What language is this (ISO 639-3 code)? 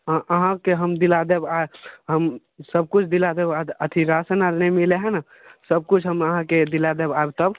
mai